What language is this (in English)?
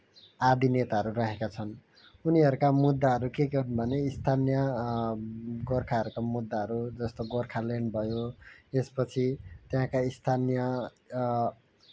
Nepali